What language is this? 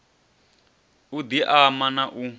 Venda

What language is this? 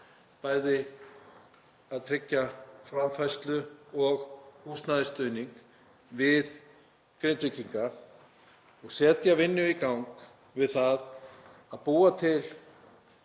Icelandic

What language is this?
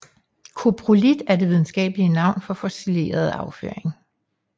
Danish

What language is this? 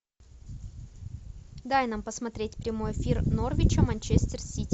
Russian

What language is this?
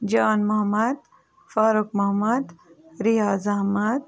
Kashmiri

